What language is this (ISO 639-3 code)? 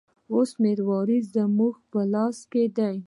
pus